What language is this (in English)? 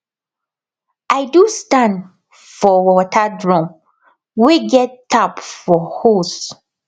Nigerian Pidgin